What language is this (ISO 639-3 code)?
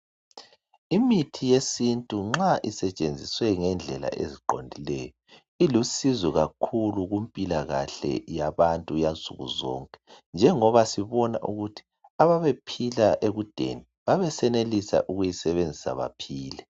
nde